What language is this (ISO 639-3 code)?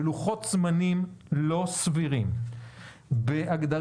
heb